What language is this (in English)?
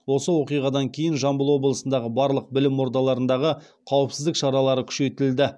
Kazakh